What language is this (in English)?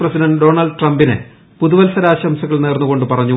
Malayalam